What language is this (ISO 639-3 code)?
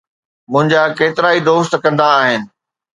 snd